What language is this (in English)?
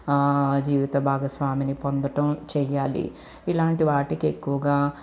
Telugu